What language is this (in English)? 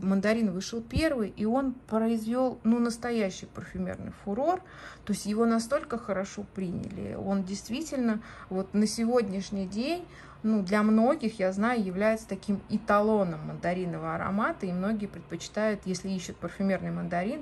Russian